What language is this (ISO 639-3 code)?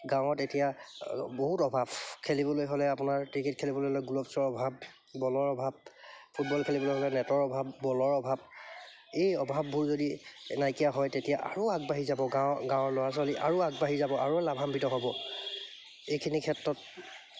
asm